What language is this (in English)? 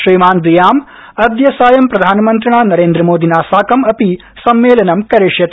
Sanskrit